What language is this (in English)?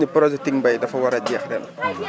Wolof